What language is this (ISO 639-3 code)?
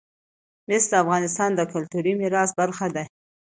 pus